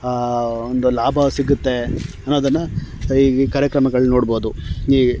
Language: Kannada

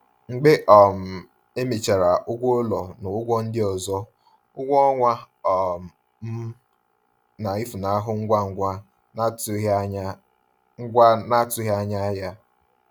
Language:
Igbo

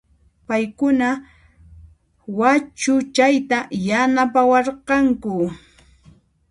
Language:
Puno Quechua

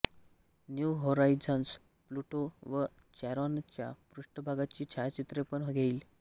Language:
Marathi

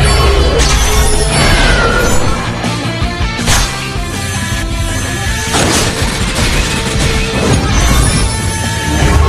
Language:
Japanese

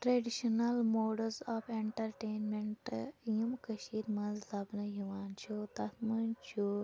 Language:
Kashmiri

